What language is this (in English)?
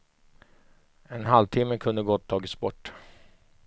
Swedish